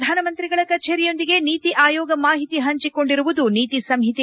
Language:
Kannada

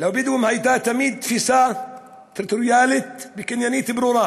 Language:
Hebrew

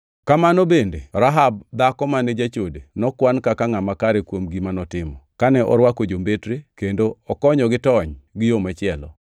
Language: Luo (Kenya and Tanzania)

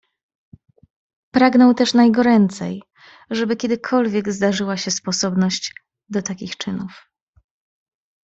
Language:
Polish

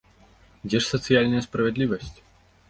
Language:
Belarusian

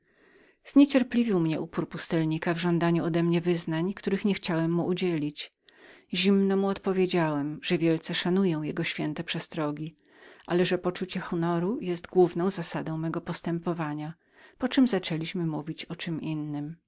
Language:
Polish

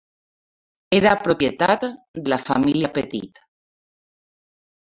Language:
Catalan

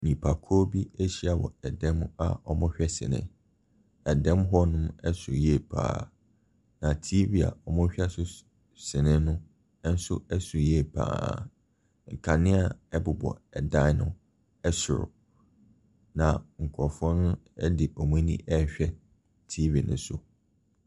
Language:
Akan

